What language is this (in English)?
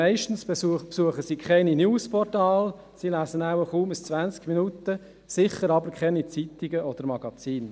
Swiss German